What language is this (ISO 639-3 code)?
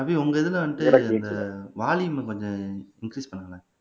tam